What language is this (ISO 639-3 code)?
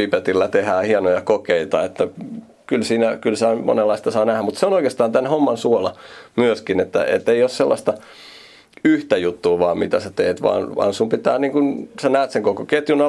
fin